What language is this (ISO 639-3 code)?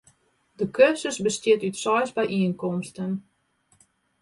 fry